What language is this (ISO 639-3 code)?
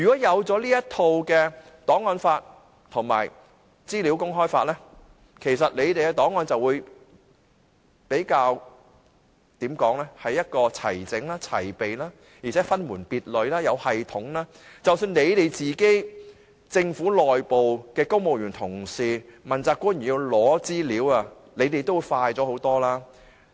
yue